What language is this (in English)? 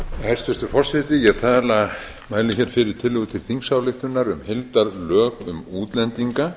Icelandic